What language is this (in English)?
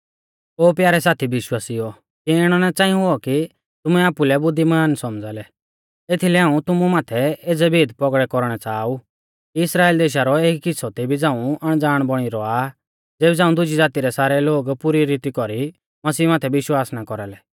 Mahasu Pahari